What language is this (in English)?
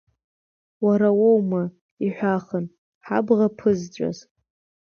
Abkhazian